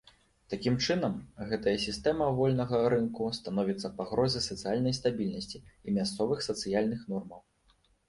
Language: Belarusian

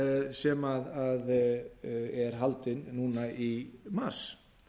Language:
Icelandic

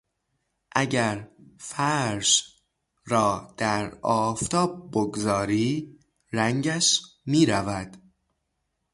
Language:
Persian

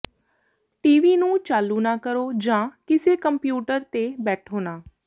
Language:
Punjabi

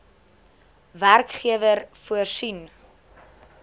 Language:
Afrikaans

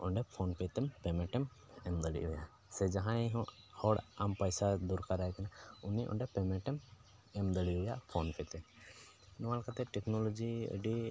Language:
Santali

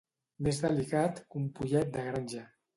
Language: Catalan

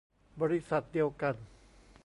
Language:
Thai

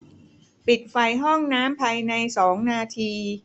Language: Thai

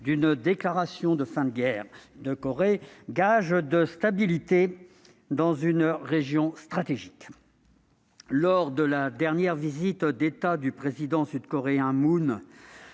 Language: French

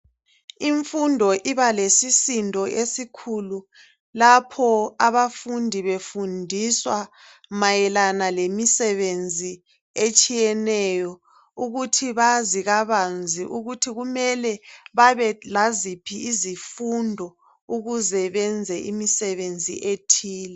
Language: North Ndebele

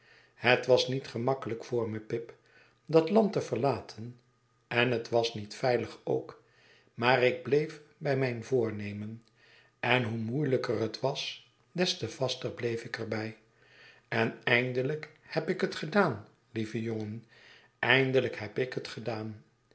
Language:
Dutch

